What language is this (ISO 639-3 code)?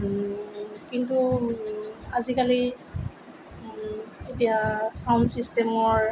asm